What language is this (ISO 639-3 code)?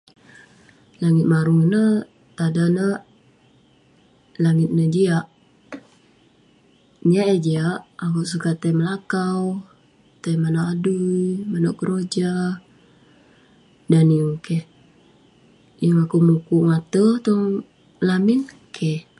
pne